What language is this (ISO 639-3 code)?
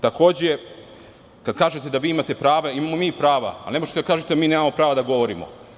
srp